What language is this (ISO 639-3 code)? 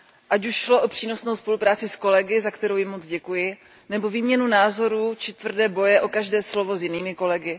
ces